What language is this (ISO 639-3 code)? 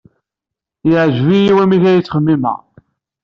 kab